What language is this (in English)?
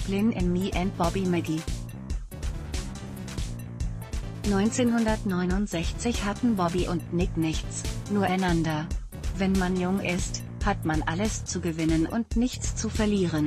German